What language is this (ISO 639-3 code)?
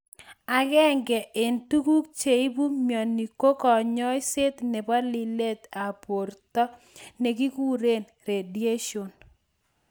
kln